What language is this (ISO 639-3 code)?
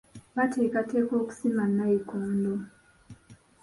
lug